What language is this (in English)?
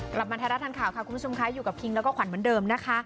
Thai